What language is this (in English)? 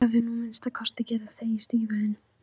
Icelandic